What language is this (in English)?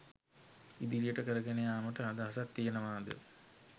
Sinhala